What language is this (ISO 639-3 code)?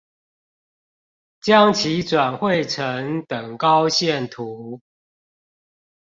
zho